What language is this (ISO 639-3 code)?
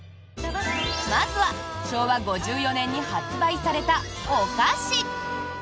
jpn